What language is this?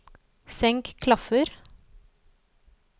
Norwegian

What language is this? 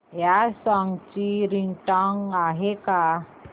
Marathi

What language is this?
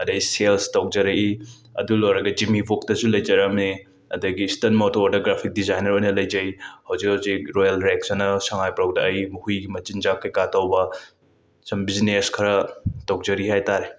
Manipuri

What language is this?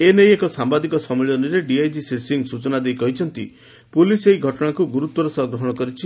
Odia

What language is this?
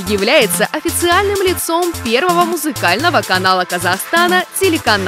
Russian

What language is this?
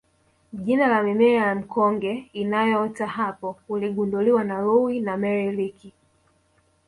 Swahili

